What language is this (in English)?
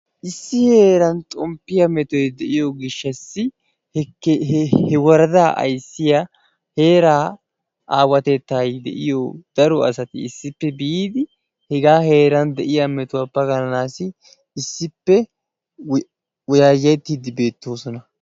Wolaytta